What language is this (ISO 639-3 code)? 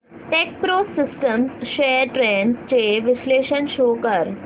mar